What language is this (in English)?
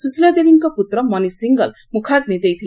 Odia